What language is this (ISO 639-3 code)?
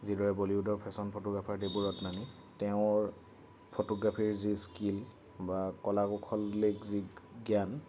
asm